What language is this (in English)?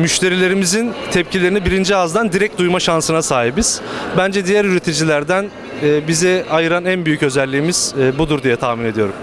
Turkish